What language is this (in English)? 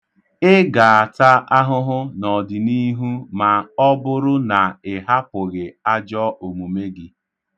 Igbo